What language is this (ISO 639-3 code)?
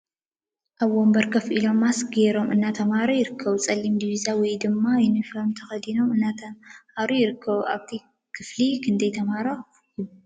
tir